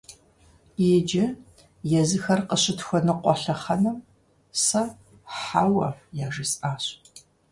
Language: Kabardian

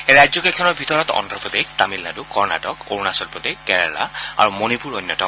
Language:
Assamese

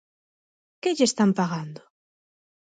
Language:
Galician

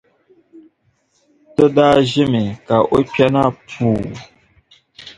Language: Dagbani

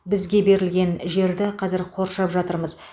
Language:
Kazakh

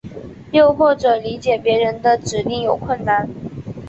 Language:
Chinese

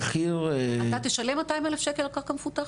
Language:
Hebrew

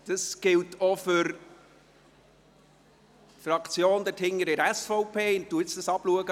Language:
Swiss German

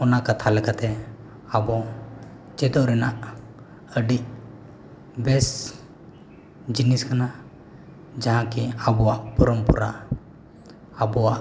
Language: Santali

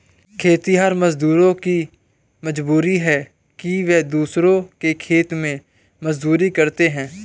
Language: Hindi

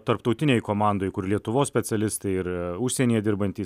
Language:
Lithuanian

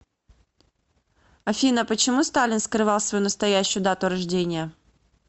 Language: Russian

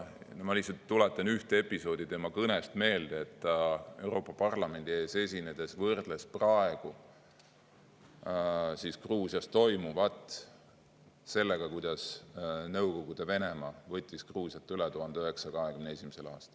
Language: Estonian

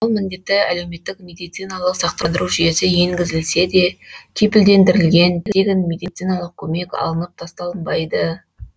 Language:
Kazakh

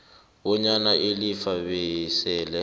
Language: South Ndebele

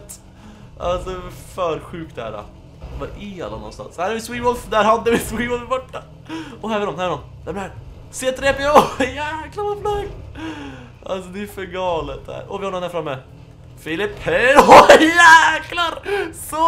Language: Swedish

